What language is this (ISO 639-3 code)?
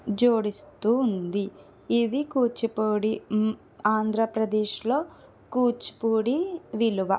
tel